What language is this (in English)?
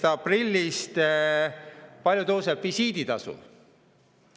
Estonian